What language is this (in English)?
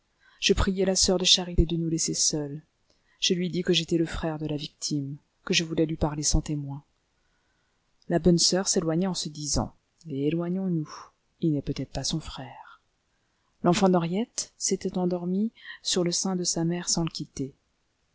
French